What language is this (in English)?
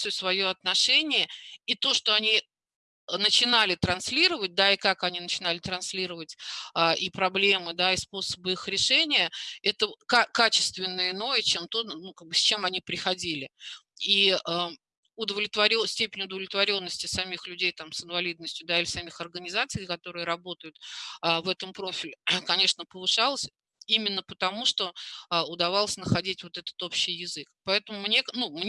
Russian